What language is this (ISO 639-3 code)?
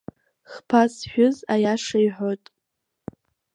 abk